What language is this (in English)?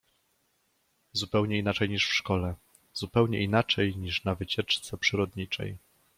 Polish